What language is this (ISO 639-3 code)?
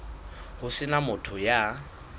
sot